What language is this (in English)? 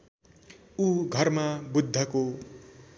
Nepali